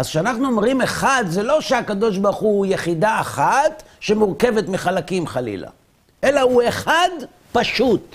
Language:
Hebrew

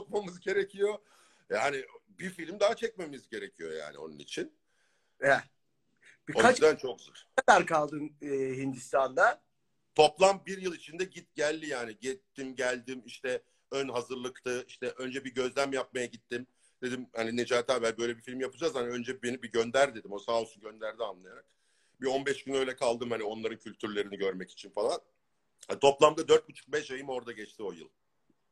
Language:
Turkish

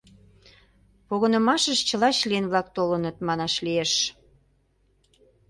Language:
Mari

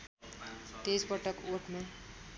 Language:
Nepali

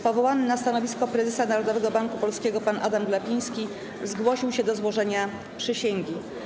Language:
Polish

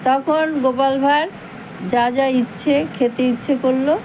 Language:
Bangla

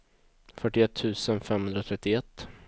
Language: Swedish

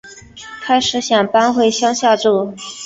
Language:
Chinese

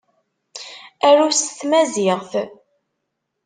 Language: Kabyle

